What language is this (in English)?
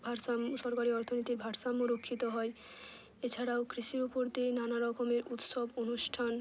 Bangla